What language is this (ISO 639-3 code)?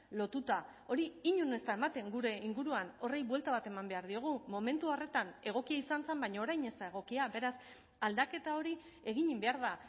eus